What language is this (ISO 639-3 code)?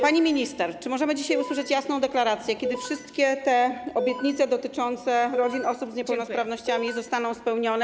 pol